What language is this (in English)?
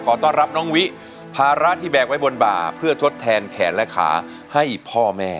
Thai